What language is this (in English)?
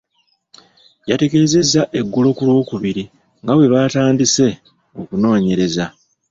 Ganda